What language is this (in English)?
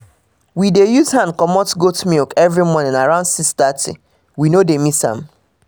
Nigerian Pidgin